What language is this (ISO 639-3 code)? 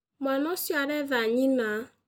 kik